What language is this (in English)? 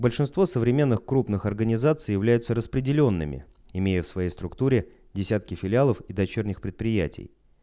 Russian